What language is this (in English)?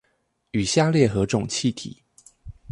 Chinese